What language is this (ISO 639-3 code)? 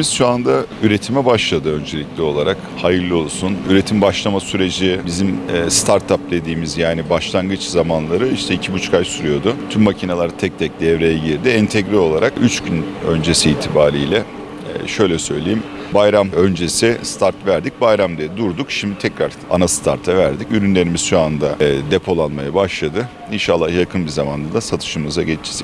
tur